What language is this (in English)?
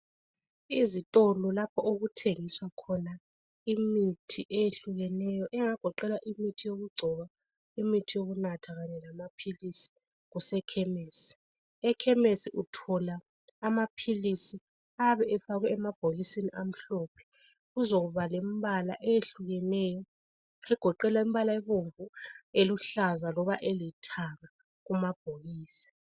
North Ndebele